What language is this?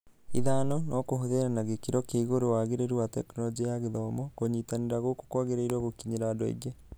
Kikuyu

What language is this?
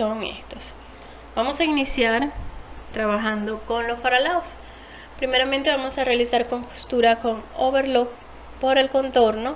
Spanish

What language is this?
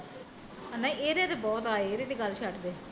Punjabi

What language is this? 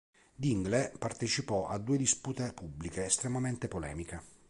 Italian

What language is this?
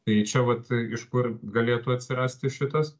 Lithuanian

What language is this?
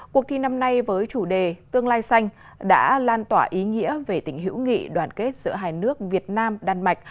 Vietnamese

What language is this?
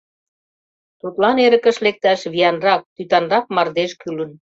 Mari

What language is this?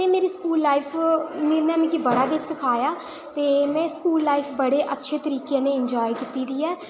Dogri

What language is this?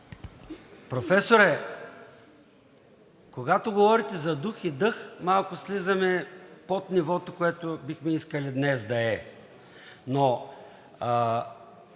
Bulgarian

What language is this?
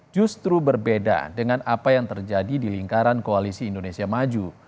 Indonesian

